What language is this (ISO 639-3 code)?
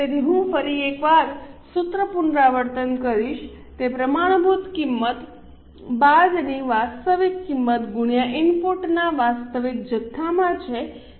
guj